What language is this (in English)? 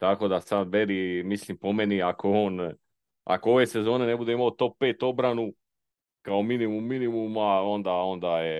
Croatian